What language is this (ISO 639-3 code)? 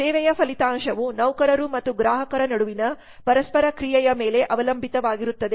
kan